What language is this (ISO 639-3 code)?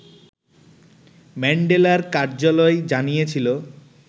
ben